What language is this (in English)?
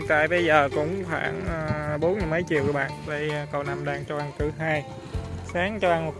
Vietnamese